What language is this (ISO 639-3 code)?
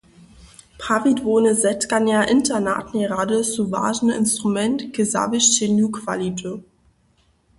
hsb